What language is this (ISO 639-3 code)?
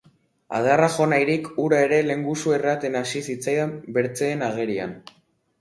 eus